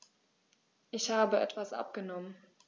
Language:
German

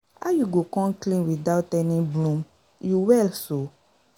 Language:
Nigerian Pidgin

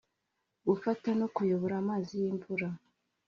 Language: Kinyarwanda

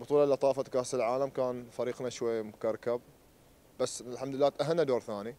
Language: Arabic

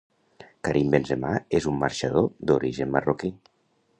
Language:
Catalan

